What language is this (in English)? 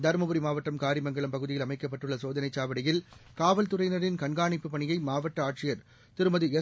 Tamil